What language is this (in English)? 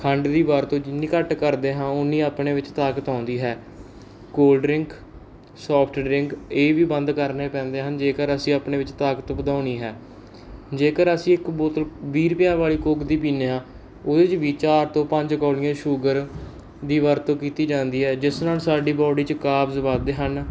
Punjabi